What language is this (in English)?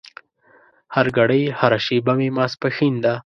Pashto